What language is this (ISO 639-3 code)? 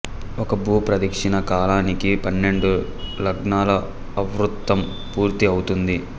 tel